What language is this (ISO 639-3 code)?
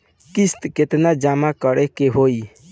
bho